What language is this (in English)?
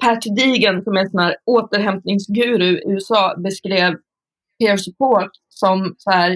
Swedish